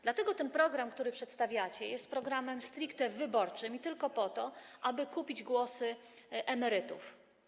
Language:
Polish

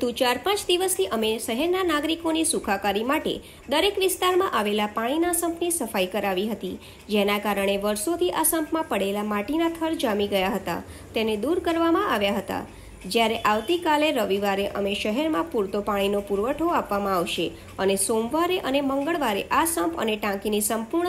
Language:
Gujarati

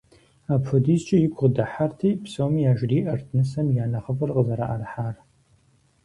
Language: Kabardian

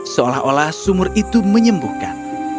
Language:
Indonesian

